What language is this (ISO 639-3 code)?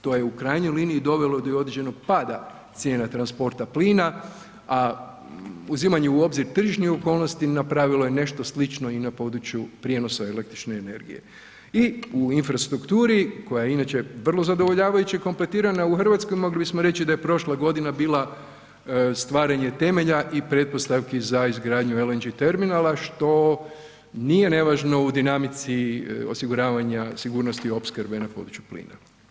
hrv